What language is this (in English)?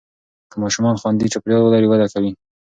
Pashto